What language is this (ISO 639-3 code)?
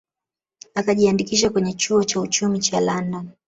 swa